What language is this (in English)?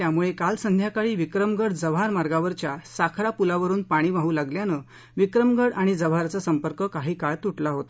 Marathi